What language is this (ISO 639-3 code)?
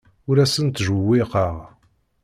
kab